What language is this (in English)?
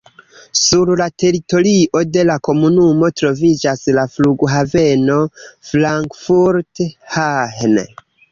Esperanto